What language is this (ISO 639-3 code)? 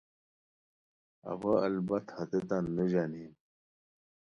khw